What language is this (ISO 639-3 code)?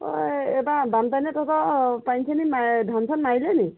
asm